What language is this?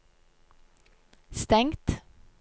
Norwegian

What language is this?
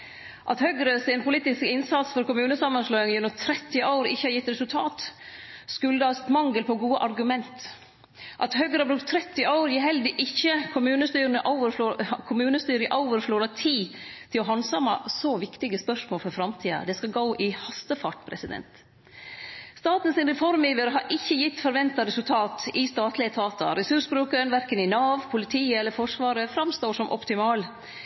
Norwegian Nynorsk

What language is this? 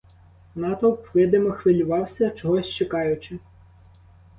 Ukrainian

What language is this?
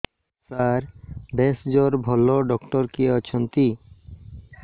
Odia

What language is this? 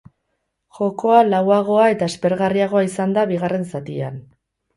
Basque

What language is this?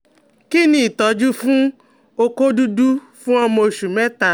Yoruba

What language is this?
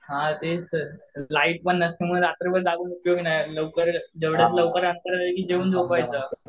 Marathi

